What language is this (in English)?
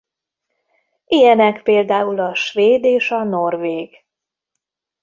Hungarian